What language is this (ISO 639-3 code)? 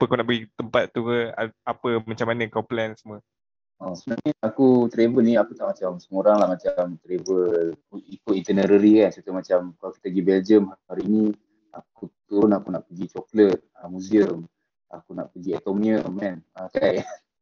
msa